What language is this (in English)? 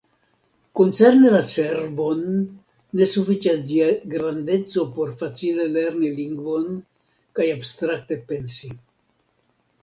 Esperanto